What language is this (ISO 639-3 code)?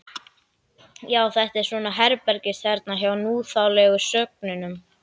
isl